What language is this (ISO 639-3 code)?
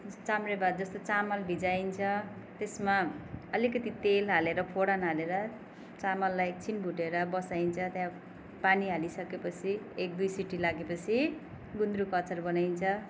nep